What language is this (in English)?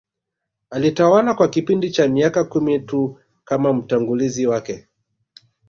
Swahili